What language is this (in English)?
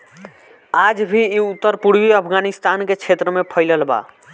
Bhojpuri